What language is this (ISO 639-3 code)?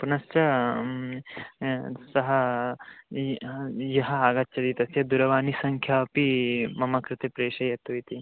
san